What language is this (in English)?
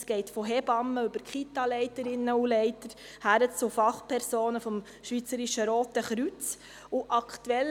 Swiss German